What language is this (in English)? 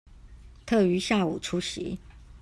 Chinese